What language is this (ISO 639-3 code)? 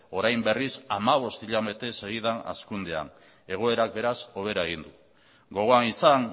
eus